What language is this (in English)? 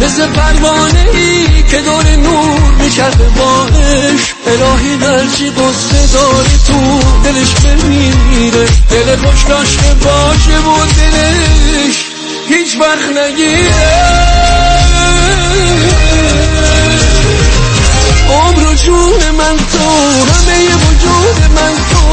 Persian